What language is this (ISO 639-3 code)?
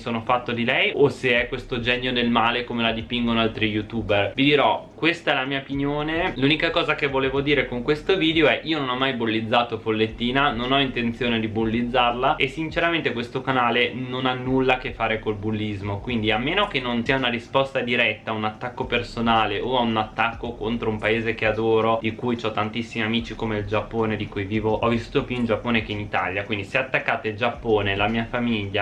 ita